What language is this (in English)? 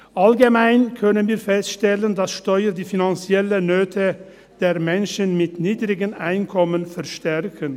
Swiss German